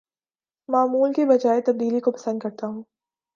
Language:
Urdu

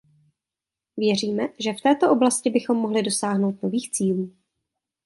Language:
Czech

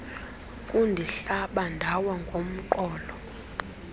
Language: Xhosa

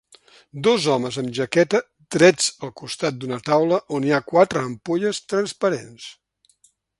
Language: Catalan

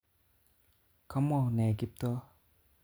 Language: Kalenjin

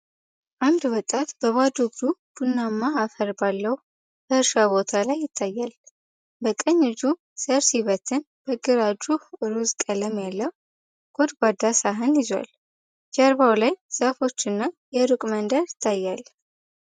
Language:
Amharic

